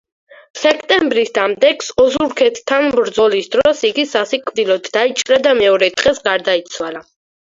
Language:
Georgian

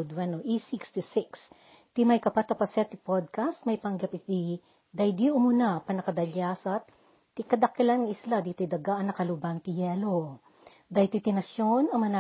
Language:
Filipino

